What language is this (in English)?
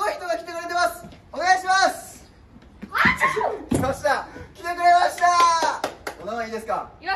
Japanese